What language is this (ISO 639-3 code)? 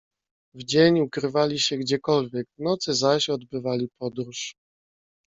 pol